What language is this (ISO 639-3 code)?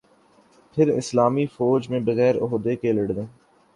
urd